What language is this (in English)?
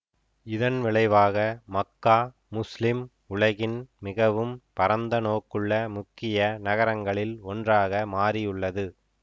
Tamil